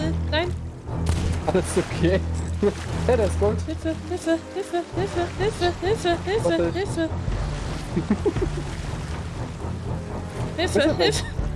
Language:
German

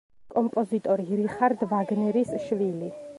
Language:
Georgian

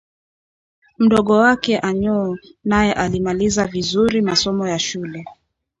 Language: Swahili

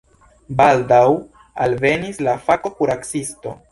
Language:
Esperanto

